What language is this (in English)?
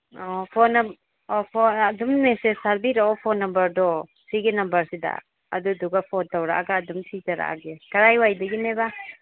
Manipuri